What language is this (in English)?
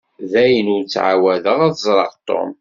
Kabyle